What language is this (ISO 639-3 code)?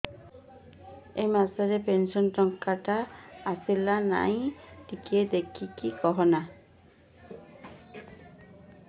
ori